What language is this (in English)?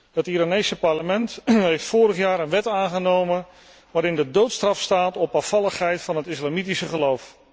Dutch